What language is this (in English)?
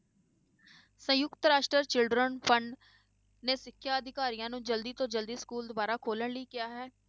Punjabi